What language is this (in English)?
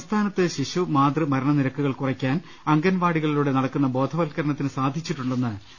Malayalam